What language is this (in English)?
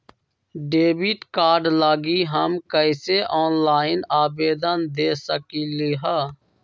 Magahi